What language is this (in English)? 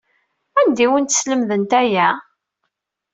Kabyle